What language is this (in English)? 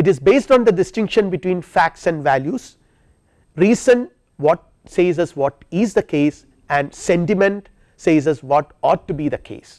English